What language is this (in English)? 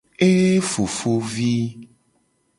Gen